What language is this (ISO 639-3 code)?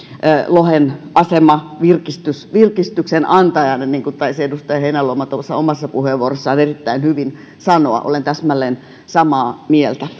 fin